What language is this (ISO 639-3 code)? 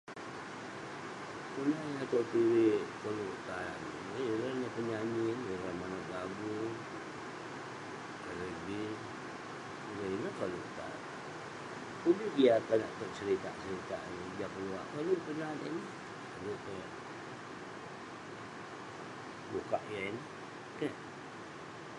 pne